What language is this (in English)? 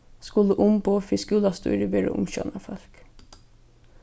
Faroese